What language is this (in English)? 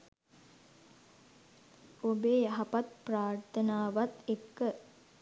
Sinhala